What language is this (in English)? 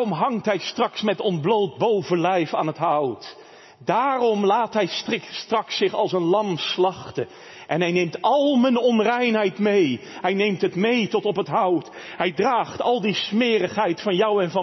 Dutch